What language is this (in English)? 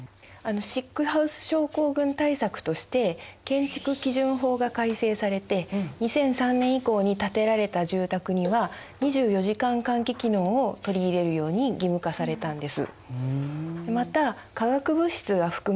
Japanese